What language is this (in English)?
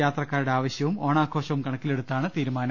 Malayalam